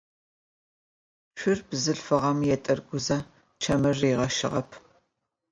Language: Adyghe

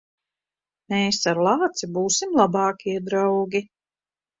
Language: Latvian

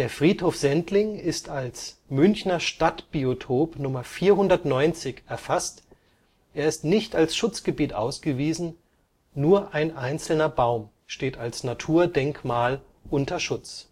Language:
German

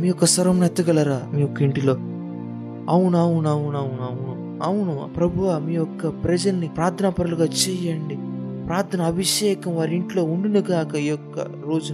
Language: Telugu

